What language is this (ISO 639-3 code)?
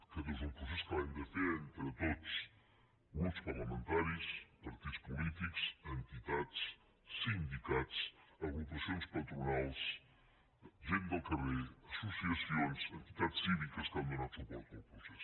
cat